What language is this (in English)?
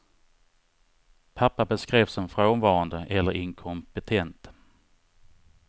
Swedish